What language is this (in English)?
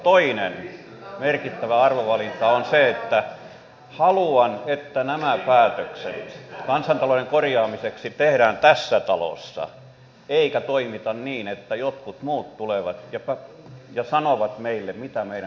Finnish